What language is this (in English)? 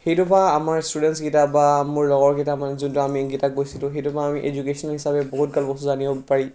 Assamese